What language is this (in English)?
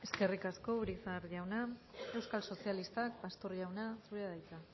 Basque